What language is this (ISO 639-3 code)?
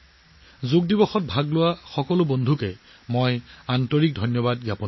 asm